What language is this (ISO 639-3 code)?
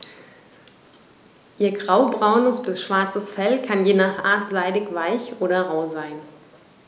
deu